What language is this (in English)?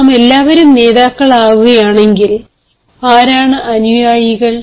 Malayalam